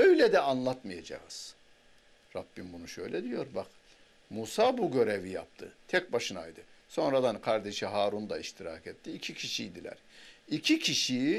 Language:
Turkish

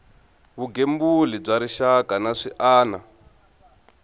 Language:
Tsonga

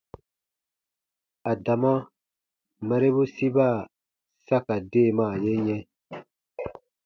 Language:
Baatonum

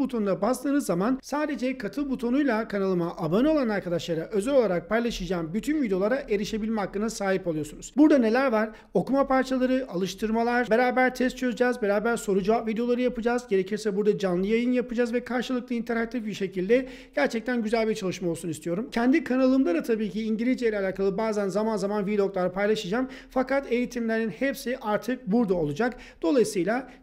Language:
Turkish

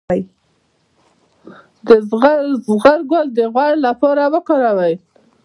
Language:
Pashto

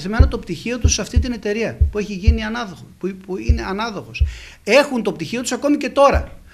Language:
Greek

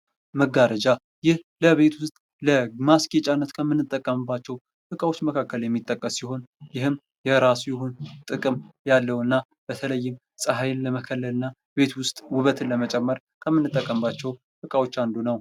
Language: Amharic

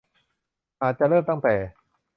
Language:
Thai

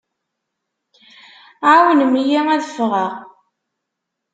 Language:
Kabyle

